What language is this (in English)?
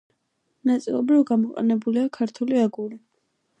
Georgian